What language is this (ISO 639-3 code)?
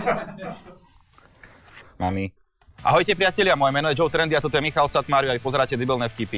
slk